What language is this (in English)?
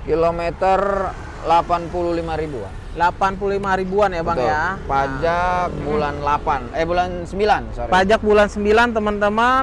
Indonesian